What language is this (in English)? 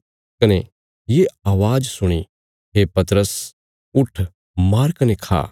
Bilaspuri